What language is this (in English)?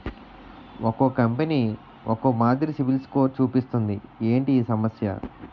Telugu